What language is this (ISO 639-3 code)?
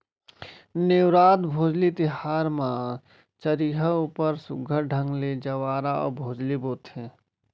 hne